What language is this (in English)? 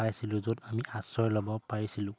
Assamese